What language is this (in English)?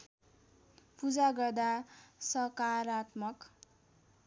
Nepali